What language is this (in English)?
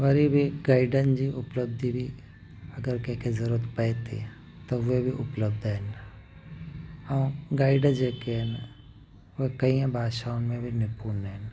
Sindhi